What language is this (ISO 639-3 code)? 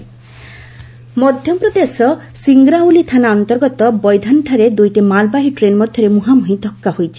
ori